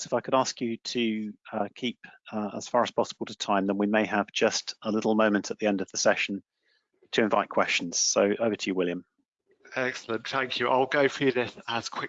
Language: English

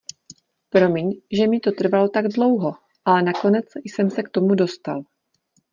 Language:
Czech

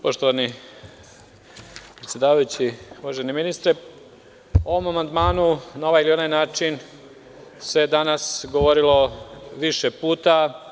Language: Serbian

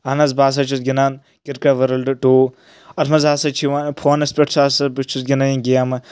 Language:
Kashmiri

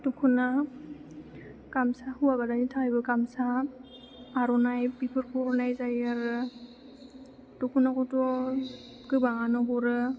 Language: Bodo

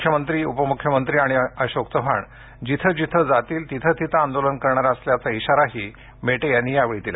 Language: Marathi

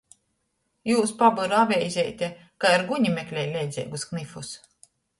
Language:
Latgalian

